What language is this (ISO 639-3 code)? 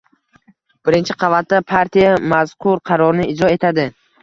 uzb